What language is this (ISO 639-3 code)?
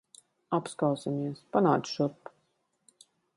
lav